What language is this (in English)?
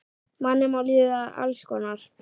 Icelandic